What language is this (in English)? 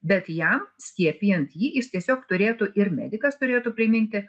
Lithuanian